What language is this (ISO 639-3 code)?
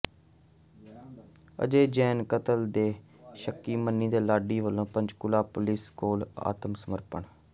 pan